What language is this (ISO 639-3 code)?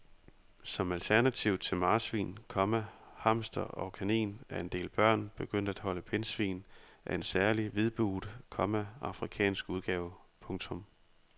dan